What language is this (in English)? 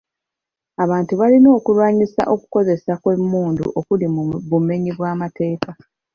Ganda